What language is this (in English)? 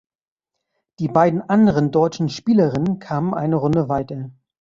German